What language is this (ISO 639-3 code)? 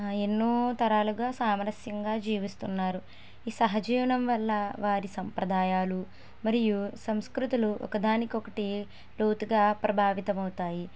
tel